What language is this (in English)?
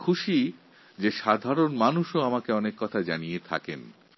Bangla